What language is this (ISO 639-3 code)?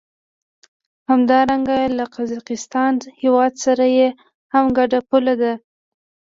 pus